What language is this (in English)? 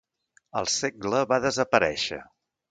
Catalan